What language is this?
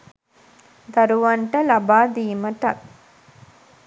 Sinhala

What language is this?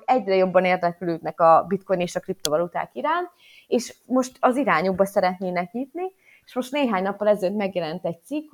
Hungarian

